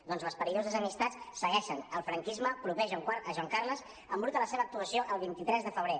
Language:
Catalan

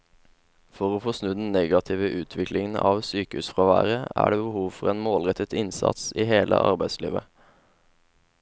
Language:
Norwegian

